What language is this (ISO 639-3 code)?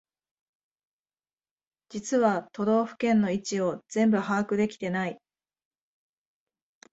jpn